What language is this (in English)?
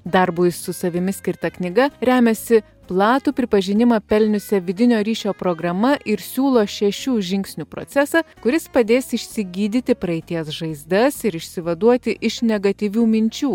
Lithuanian